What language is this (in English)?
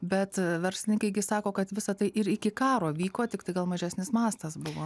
Lithuanian